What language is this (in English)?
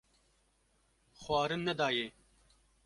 Kurdish